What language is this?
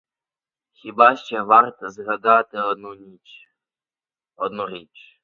Ukrainian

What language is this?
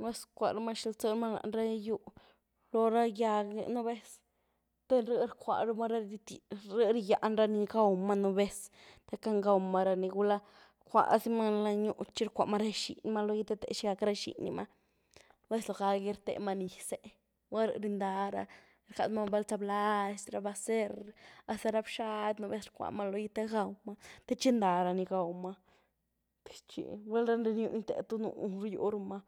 Güilá Zapotec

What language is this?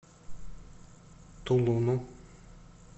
Russian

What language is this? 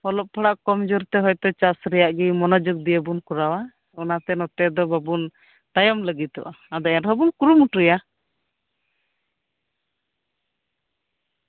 Santali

